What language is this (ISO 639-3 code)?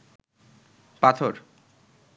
ben